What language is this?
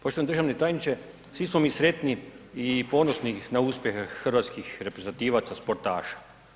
Croatian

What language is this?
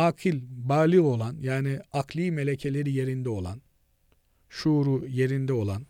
Turkish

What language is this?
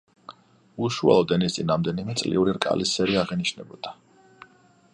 Georgian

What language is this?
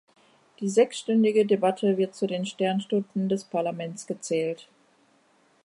German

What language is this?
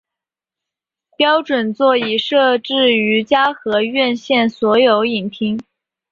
Chinese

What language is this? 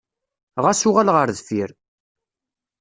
Kabyle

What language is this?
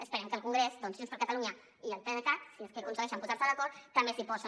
Catalan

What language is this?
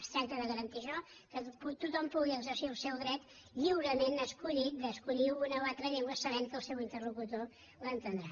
Catalan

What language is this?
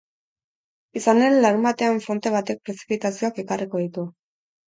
Basque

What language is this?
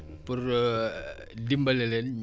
Wolof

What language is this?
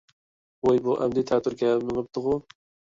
Uyghur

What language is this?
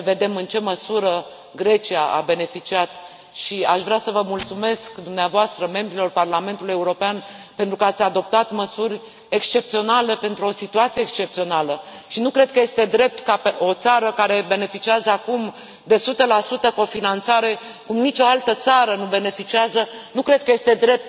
Romanian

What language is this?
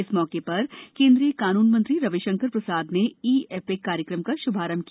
Hindi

